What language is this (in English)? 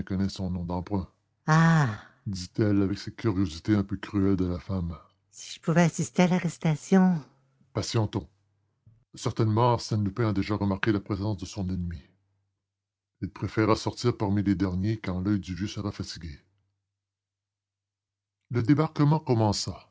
French